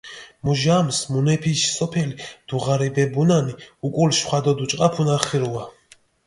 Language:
Mingrelian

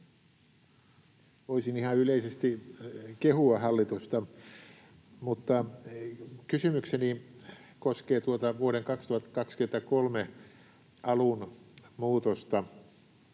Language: Finnish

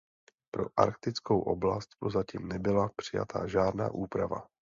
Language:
Czech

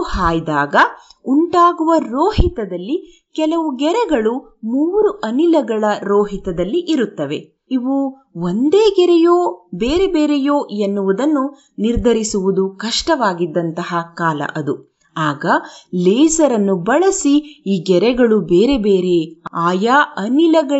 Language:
Kannada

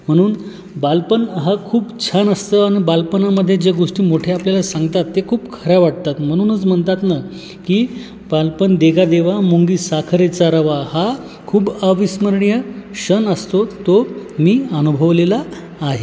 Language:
Marathi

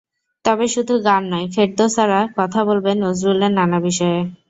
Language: Bangla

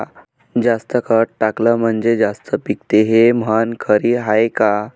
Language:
Marathi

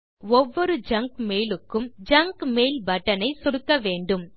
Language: Tamil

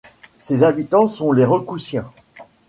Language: French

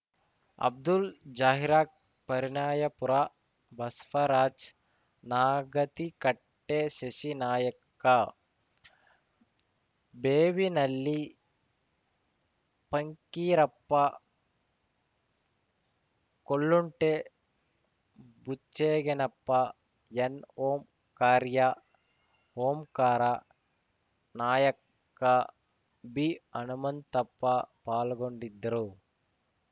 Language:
Kannada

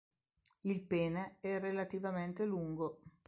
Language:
Italian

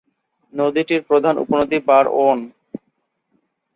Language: Bangla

